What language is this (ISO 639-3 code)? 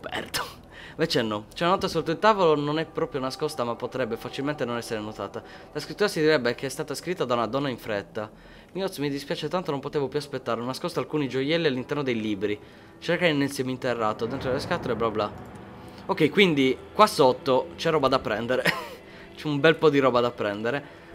ita